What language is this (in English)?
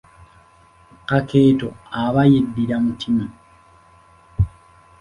Ganda